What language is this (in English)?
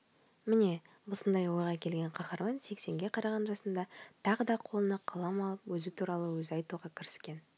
Kazakh